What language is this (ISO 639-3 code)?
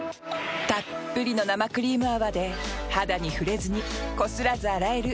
jpn